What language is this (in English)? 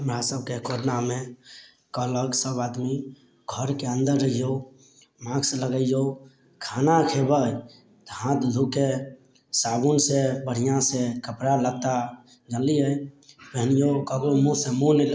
Maithili